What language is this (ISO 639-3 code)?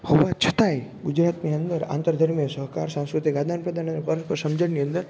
guj